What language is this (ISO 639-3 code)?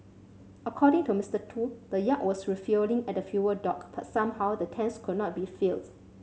eng